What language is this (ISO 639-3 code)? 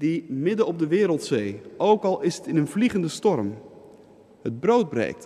nld